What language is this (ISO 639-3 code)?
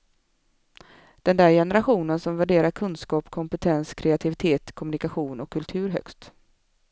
swe